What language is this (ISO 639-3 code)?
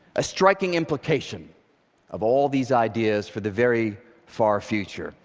eng